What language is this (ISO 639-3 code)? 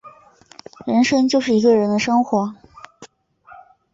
zho